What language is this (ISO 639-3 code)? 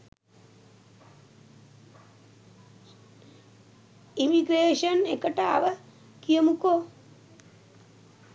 sin